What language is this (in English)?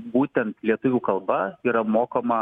Lithuanian